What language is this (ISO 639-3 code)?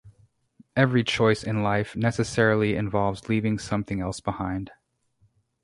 eng